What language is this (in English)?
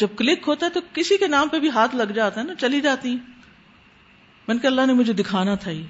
Urdu